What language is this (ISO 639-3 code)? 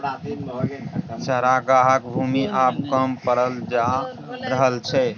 mai